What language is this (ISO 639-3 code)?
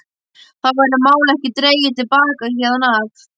isl